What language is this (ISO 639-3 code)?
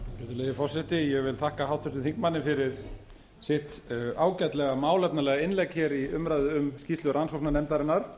isl